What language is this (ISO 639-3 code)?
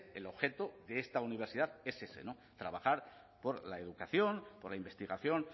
spa